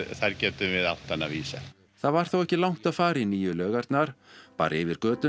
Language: Icelandic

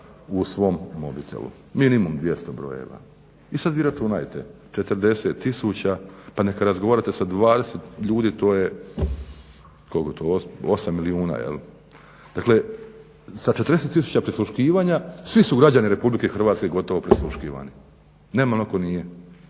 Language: Croatian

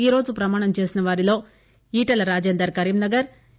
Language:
Telugu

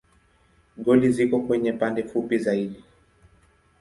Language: Swahili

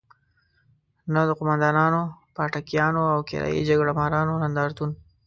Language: Pashto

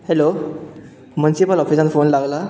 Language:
Konkani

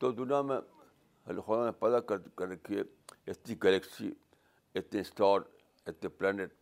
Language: Urdu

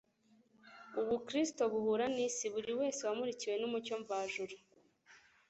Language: Kinyarwanda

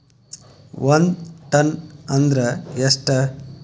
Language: Kannada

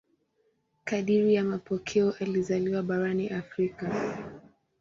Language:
Swahili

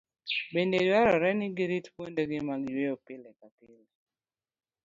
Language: Luo (Kenya and Tanzania)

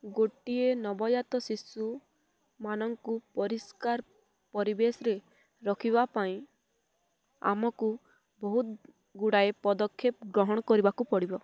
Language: Odia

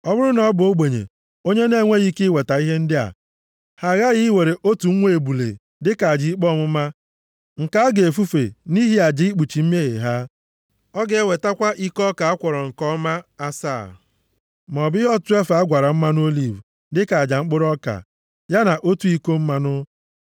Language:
Igbo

